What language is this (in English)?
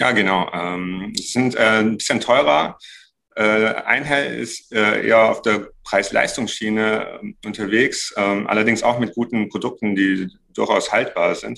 German